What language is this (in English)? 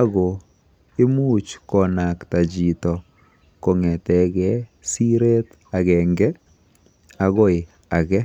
Kalenjin